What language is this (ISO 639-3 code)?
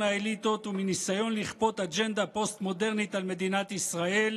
heb